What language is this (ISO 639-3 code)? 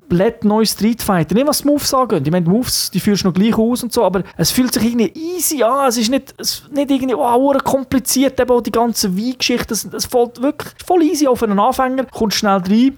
deu